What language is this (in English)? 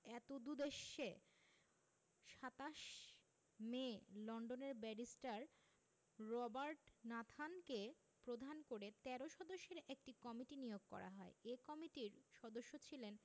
Bangla